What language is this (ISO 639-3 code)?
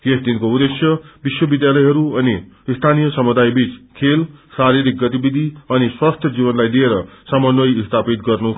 nep